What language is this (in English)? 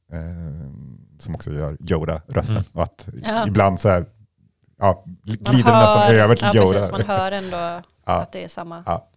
Swedish